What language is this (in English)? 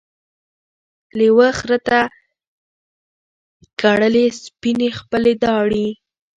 Pashto